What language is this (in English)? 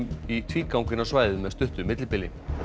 Icelandic